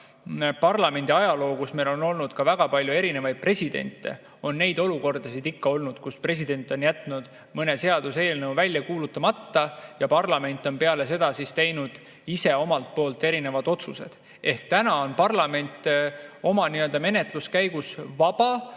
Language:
Estonian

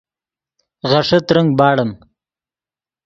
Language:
Yidgha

